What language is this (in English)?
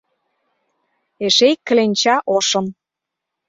Mari